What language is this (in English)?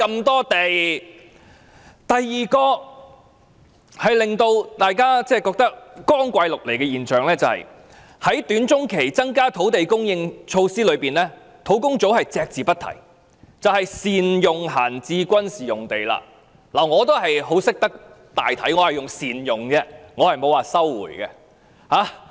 Cantonese